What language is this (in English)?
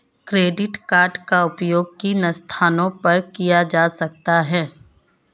Hindi